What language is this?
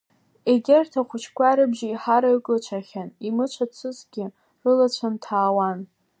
Abkhazian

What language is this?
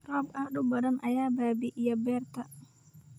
Somali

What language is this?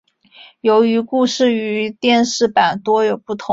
Chinese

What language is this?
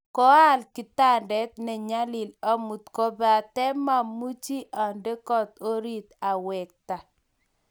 Kalenjin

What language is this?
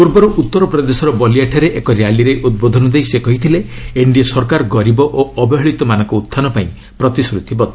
Odia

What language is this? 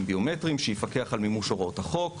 Hebrew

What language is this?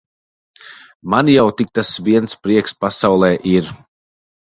Latvian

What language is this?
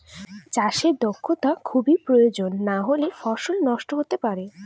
Bangla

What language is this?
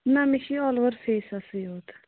Kashmiri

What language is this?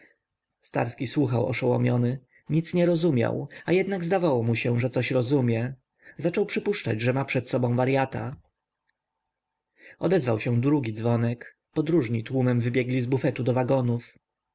Polish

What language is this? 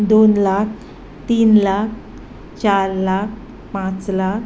Konkani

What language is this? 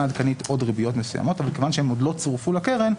Hebrew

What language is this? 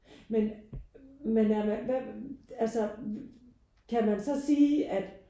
Danish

